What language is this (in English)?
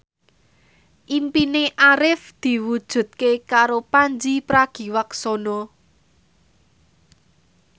Javanese